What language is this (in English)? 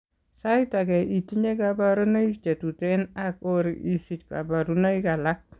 Kalenjin